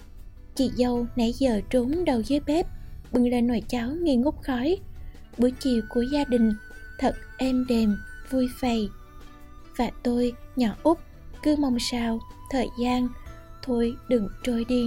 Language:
Vietnamese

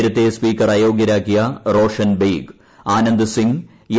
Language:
Malayalam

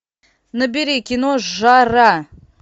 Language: Russian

